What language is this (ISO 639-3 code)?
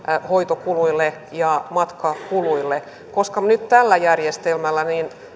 fin